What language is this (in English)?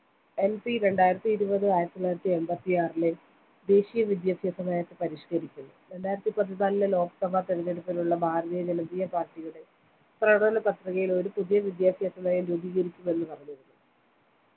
Malayalam